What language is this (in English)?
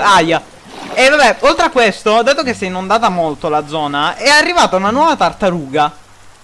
Italian